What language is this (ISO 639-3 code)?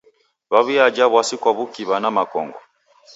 dav